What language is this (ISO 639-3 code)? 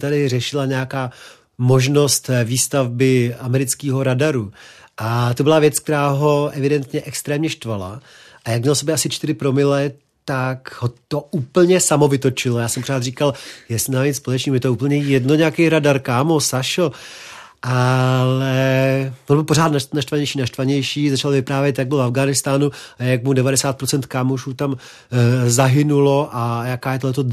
ces